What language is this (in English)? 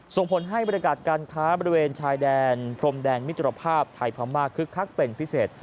Thai